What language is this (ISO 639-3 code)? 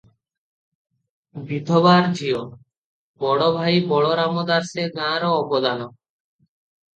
ori